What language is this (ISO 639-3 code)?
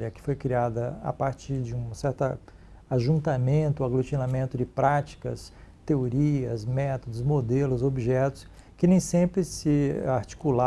por